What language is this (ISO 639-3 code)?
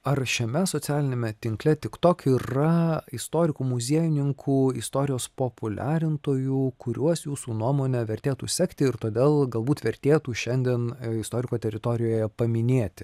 lit